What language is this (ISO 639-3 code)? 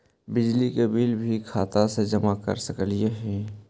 mag